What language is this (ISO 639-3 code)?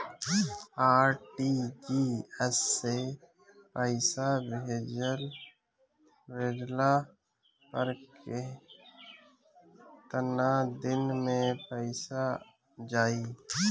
bho